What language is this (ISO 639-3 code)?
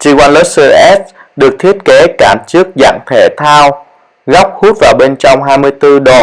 vie